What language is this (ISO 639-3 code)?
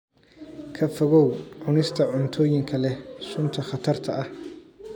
som